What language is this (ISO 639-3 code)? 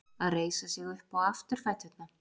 isl